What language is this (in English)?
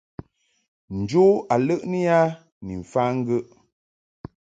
Mungaka